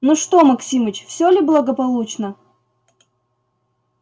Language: Russian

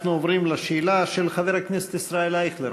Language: Hebrew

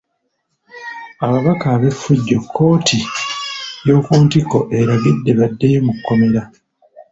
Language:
Ganda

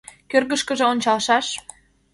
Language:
Mari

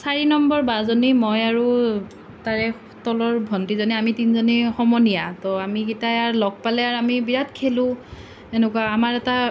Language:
Assamese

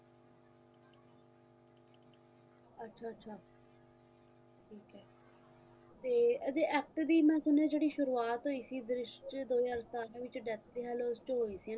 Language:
Punjabi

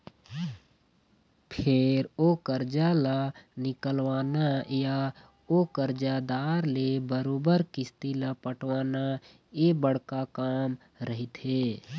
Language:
Chhattisgarhi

